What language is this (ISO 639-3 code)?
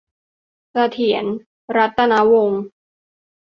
tha